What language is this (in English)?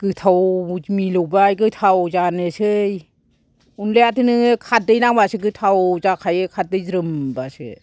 Bodo